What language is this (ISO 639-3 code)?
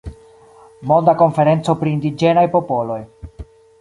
epo